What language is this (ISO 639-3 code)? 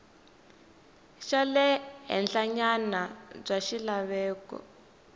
tso